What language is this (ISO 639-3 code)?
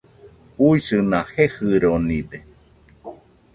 hux